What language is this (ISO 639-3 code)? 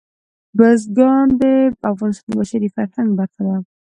pus